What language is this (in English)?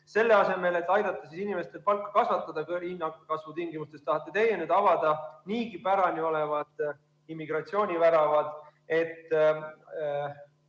Estonian